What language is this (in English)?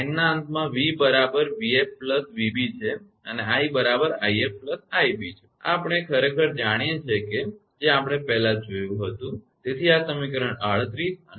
Gujarati